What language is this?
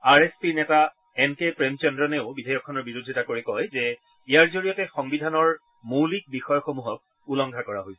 Assamese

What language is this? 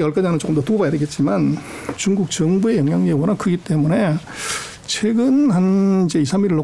Korean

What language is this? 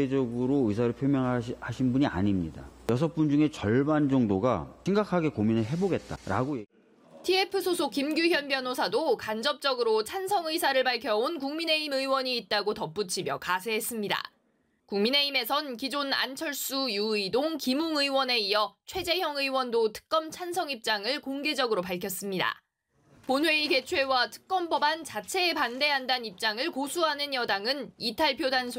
Korean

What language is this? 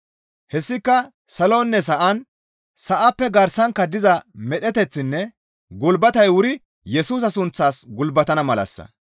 Gamo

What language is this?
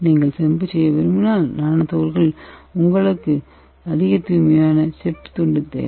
Tamil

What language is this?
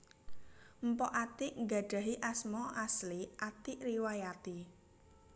Javanese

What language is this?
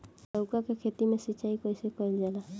Bhojpuri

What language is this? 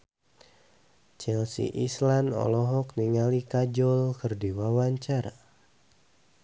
Sundanese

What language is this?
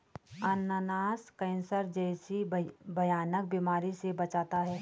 Hindi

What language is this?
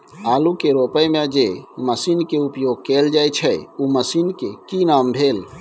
Maithili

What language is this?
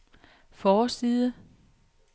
Danish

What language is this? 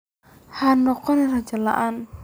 Somali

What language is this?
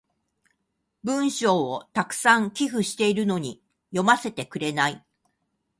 Japanese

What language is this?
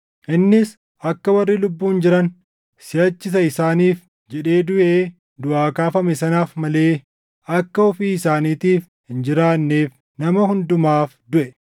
Oromo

